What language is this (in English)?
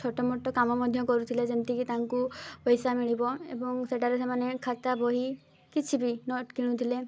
Odia